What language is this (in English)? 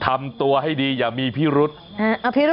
Thai